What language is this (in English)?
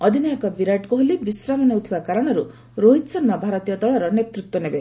Odia